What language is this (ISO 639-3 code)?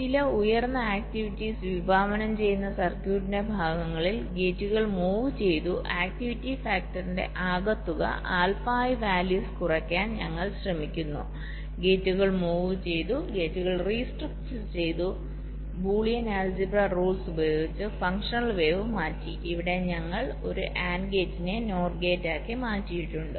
mal